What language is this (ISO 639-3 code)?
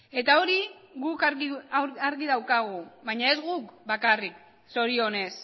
eus